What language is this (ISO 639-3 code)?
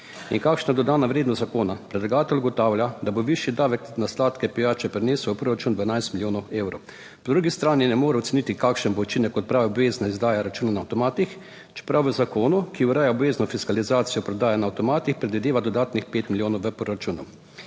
slv